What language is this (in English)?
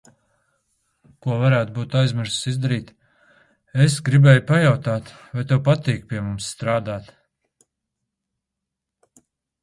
Latvian